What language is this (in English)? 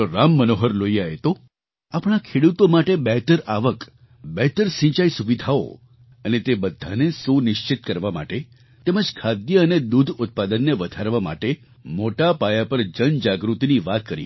Gujarati